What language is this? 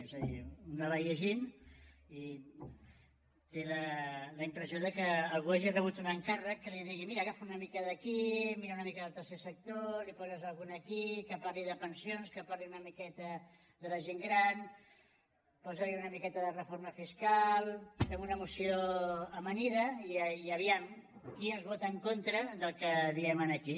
Catalan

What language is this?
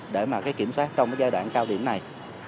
Vietnamese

